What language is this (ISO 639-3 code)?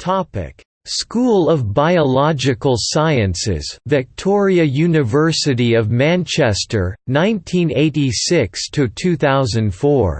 eng